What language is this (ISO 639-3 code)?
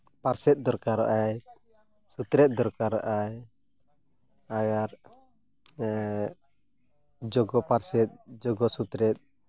sat